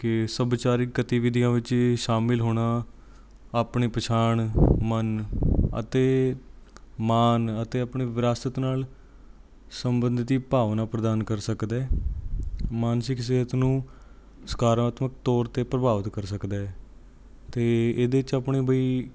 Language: Punjabi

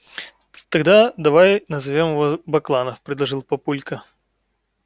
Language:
Russian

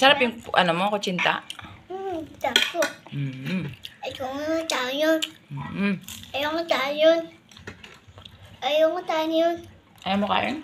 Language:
Filipino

